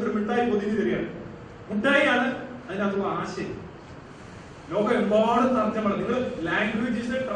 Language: Malayalam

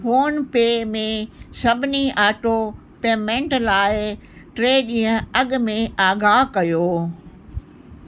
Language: Sindhi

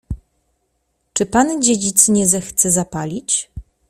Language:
Polish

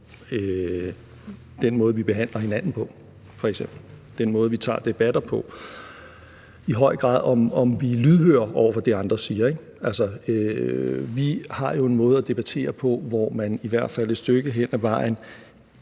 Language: Danish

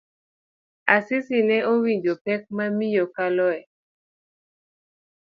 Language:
Luo (Kenya and Tanzania)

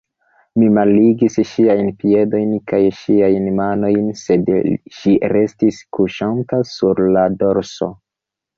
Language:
Esperanto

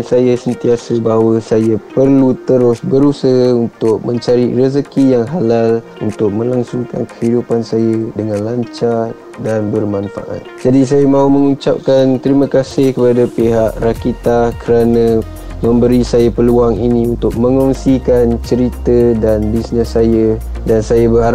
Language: Malay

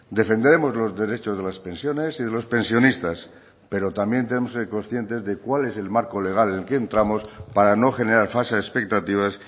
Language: Spanish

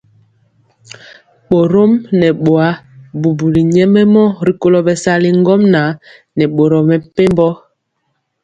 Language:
Mpiemo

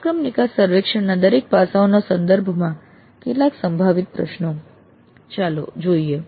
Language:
Gujarati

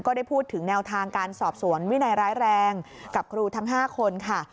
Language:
Thai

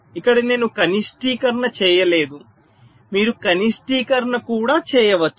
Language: Telugu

